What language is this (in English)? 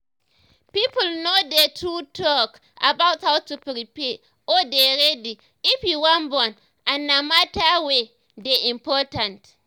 Nigerian Pidgin